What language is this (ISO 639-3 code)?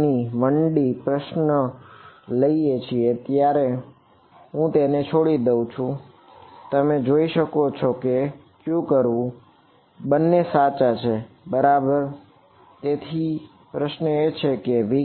guj